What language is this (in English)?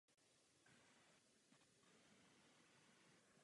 Czech